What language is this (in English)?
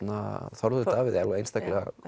Icelandic